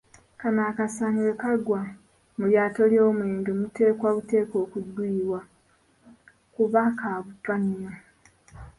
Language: Ganda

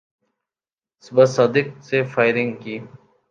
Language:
Urdu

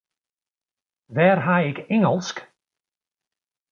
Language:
Western Frisian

